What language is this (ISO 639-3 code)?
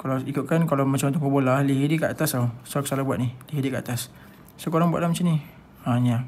msa